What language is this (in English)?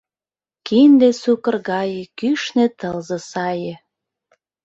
Mari